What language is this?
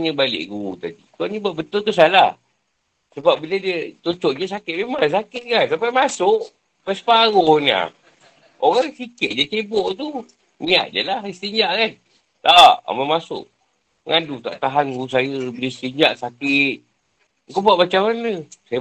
Malay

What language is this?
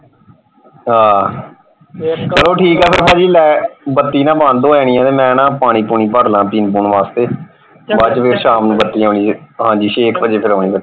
Punjabi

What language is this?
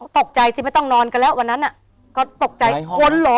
Thai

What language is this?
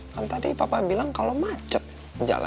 Indonesian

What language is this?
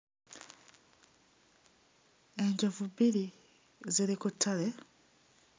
Ganda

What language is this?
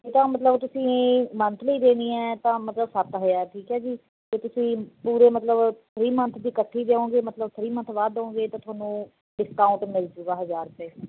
Punjabi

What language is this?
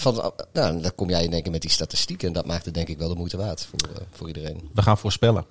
Dutch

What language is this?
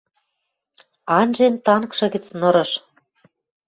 Western Mari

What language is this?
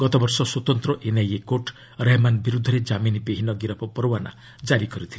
Odia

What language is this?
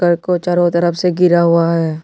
Hindi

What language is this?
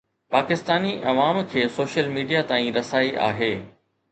Sindhi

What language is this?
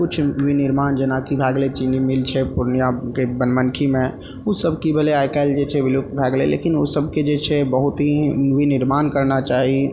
Maithili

